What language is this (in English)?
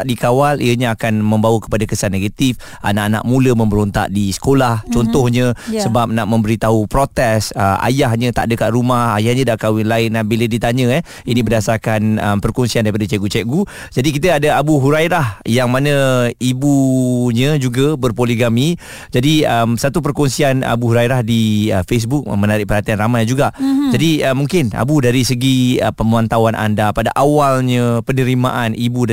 Malay